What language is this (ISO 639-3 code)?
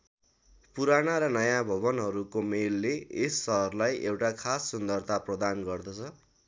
nep